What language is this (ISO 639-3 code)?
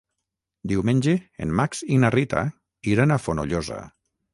cat